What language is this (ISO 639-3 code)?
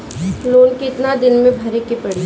bho